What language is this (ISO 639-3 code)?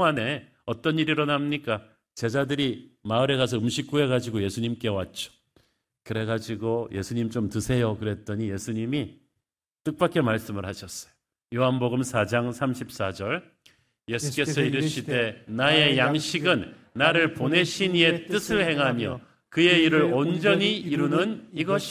kor